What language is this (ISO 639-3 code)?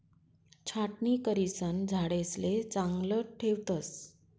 mar